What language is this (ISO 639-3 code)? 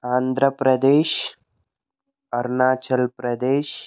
tel